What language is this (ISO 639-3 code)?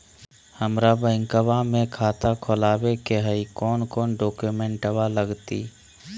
mag